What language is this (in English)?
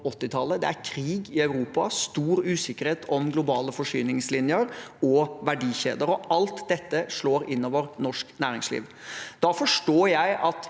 Norwegian